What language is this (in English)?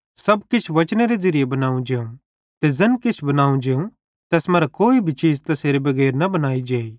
Bhadrawahi